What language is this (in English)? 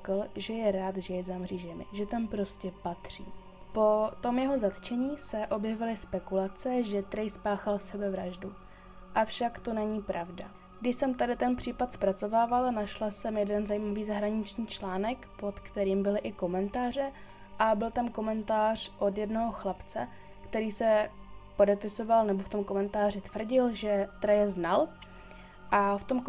Czech